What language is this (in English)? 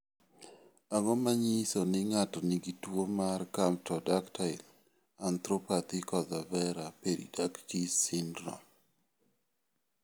Luo (Kenya and Tanzania)